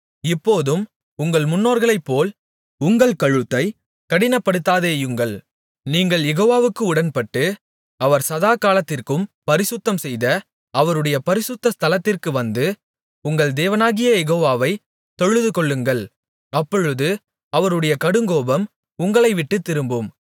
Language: Tamil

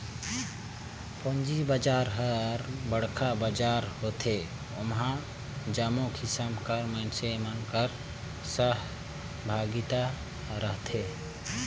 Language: Chhattisgarhi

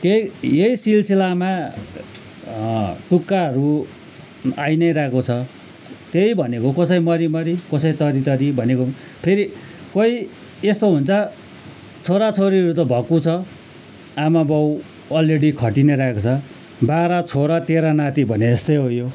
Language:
Nepali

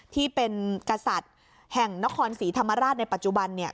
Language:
Thai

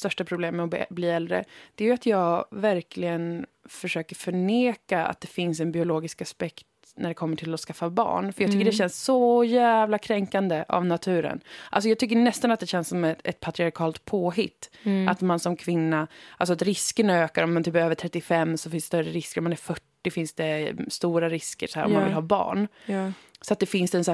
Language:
Swedish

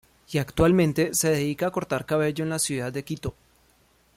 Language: Spanish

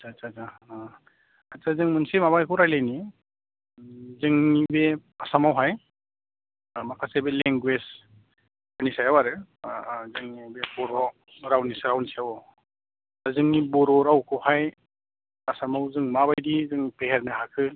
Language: Bodo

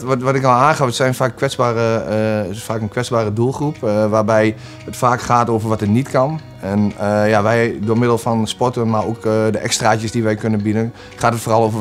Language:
Dutch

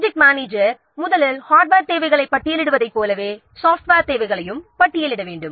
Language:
Tamil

